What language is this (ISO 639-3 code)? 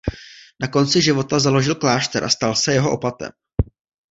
ces